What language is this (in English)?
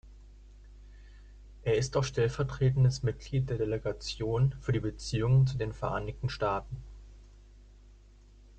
German